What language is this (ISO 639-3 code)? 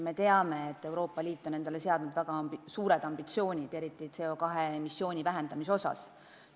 est